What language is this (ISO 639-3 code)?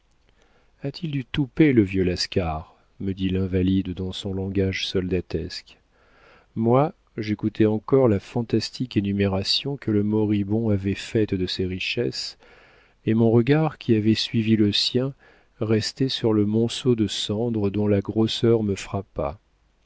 fra